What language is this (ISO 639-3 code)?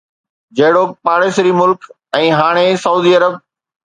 snd